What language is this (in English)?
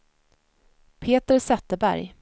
Swedish